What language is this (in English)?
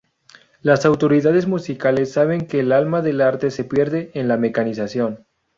Spanish